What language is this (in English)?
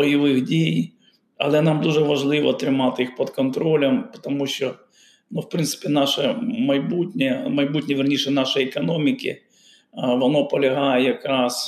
Ukrainian